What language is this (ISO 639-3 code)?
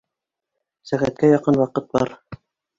bak